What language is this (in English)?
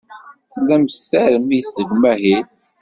Kabyle